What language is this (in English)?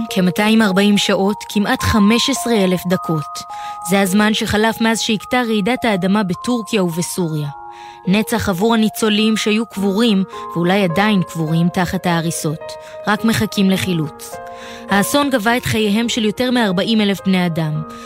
Hebrew